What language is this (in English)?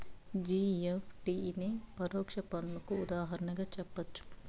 Telugu